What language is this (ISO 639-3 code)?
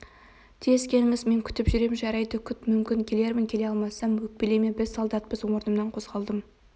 kaz